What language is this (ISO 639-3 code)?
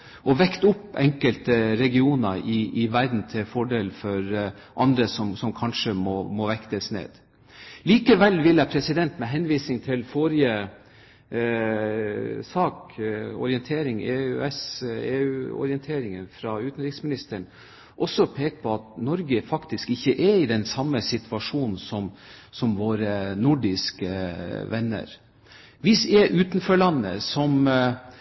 nob